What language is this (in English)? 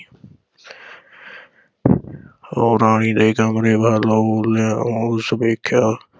Punjabi